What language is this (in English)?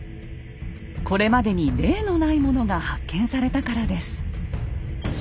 Japanese